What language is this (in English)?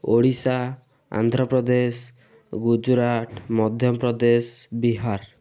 Odia